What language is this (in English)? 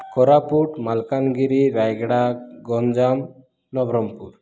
Odia